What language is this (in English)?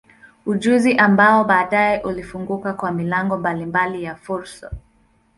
Swahili